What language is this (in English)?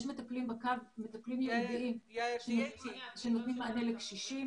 Hebrew